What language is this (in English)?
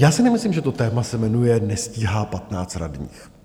Czech